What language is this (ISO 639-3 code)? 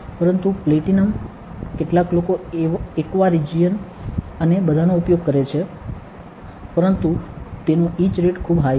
guj